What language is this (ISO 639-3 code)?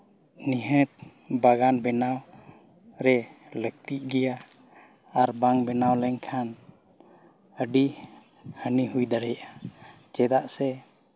sat